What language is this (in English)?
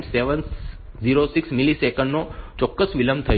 Gujarati